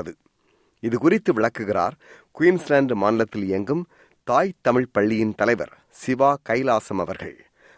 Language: Tamil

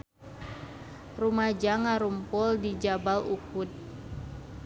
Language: Sundanese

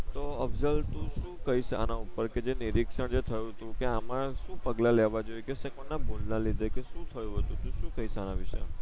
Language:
Gujarati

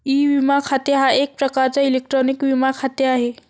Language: Marathi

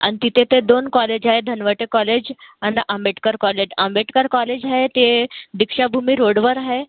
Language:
Marathi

